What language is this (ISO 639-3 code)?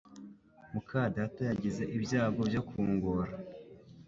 kin